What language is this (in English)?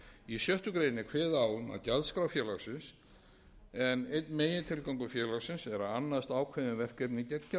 Icelandic